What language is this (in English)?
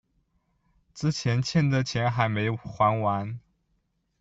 Chinese